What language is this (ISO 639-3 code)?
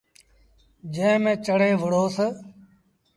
sbn